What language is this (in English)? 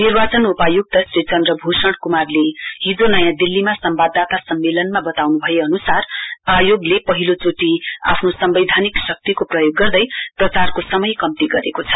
Nepali